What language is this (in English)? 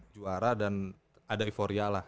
Indonesian